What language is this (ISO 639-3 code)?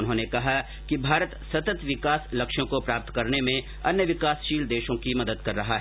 hin